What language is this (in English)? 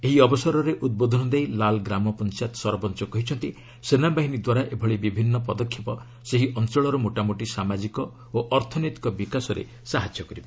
Odia